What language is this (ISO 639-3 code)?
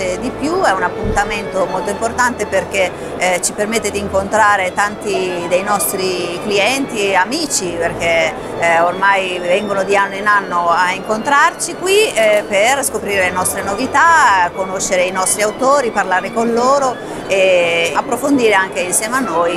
ita